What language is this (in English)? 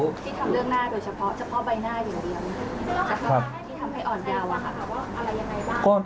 Thai